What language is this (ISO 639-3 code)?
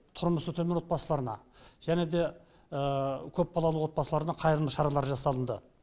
kaz